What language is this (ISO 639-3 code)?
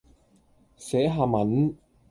yue